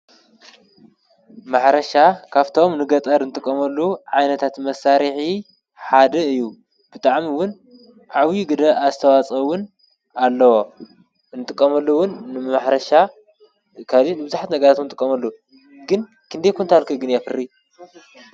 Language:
Tigrinya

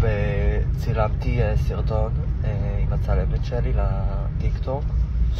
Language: Hebrew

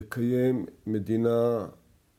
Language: Hebrew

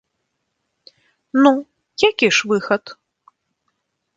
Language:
Belarusian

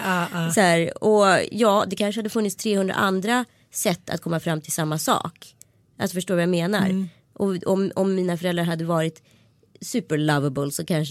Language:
Swedish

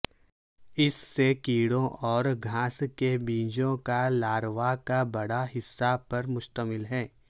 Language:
Urdu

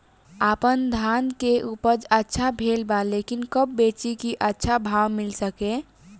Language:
Bhojpuri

